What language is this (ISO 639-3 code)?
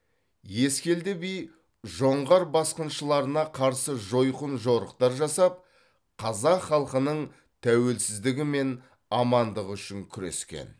kaz